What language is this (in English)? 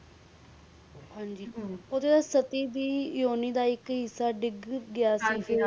Punjabi